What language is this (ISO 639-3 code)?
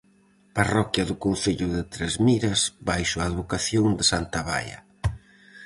glg